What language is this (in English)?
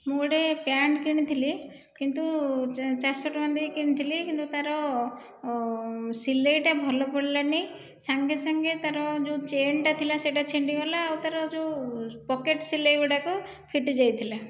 Odia